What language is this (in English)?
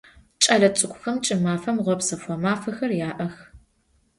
Adyghe